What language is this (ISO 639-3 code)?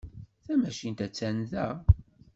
kab